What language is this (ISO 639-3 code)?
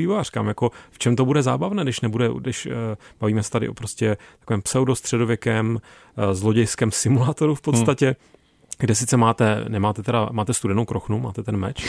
ces